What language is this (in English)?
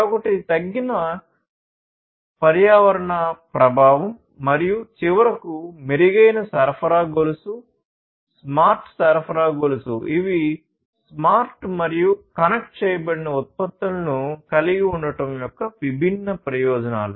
Telugu